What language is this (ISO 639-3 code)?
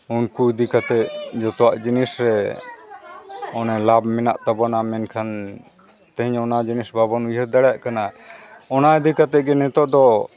sat